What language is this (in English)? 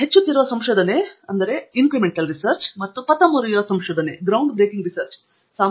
Kannada